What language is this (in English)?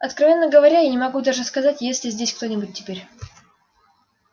Russian